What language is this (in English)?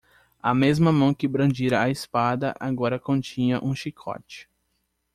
Portuguese